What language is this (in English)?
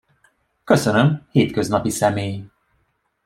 Hungarian